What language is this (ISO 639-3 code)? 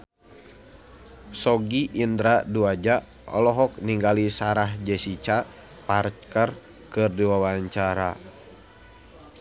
sun